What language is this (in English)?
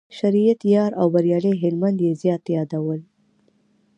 Pashto